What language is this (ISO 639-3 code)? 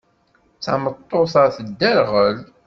kab